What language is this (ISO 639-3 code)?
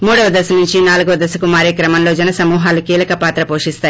tel